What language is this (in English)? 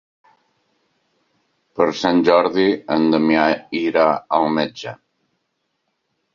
Catalan